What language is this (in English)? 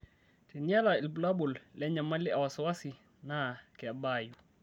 Masai